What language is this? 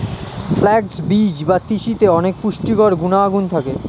Bangla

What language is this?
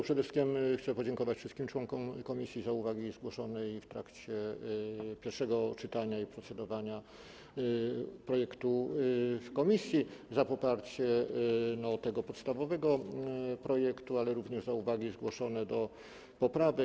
Polish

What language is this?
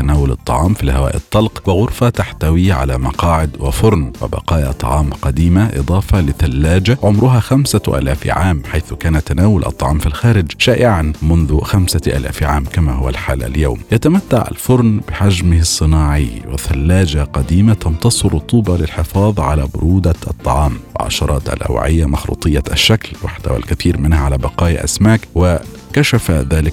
Arabic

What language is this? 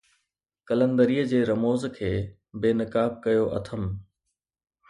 Sindhi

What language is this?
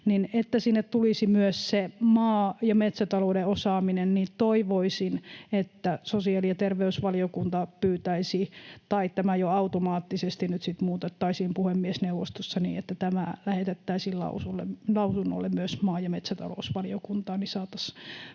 Finnish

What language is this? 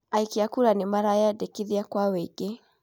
Kikuyu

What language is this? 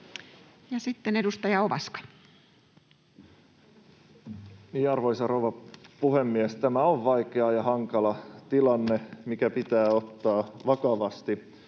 Finnish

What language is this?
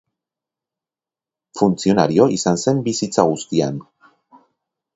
Basque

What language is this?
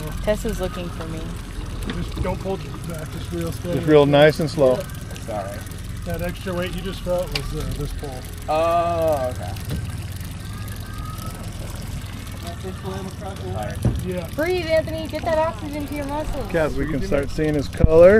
English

